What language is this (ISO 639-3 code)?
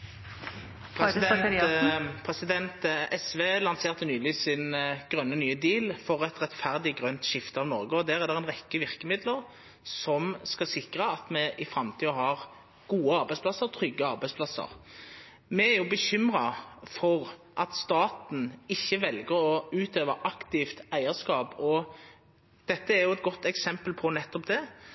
nno